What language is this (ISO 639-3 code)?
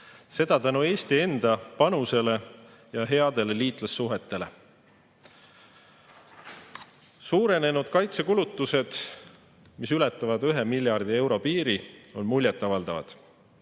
est